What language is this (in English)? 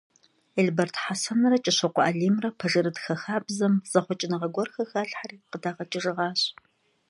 Kabardian